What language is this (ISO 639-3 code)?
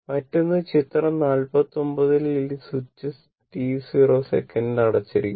mal